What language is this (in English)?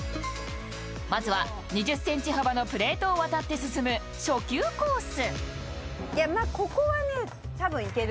Japanese